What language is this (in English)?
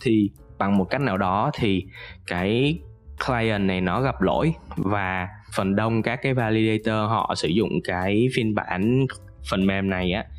Vietnamese